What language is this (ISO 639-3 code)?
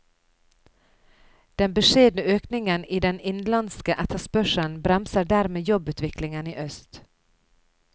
nor